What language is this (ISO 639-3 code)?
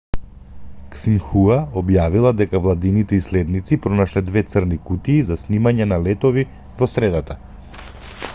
mkd